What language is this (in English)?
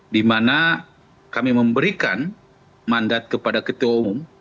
Indonesian